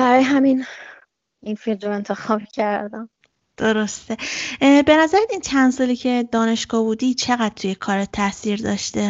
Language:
Persian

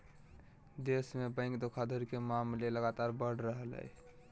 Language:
Magahi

